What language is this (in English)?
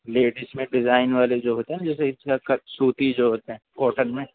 Urdu